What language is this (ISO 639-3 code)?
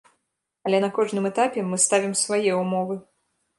bel